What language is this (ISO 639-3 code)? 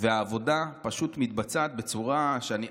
heb